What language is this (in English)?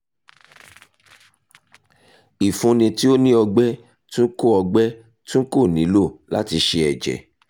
Yoruba